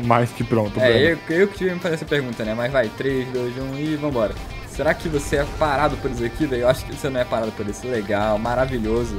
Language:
Portuguese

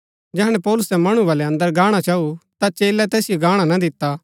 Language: Gaddi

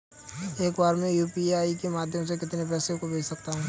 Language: Hindi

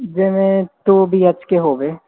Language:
Punjabi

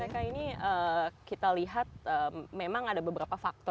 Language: Indonesian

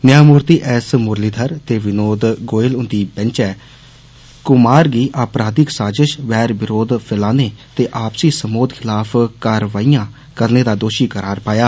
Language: Dogri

